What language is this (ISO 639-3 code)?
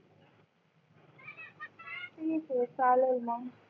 mar